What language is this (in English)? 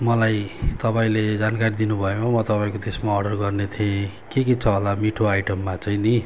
Nepali